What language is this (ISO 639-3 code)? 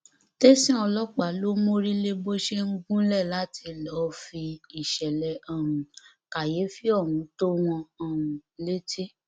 yor